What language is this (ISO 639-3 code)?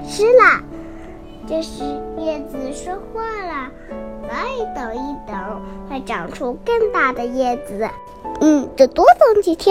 zho